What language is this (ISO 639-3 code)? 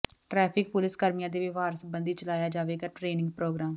pan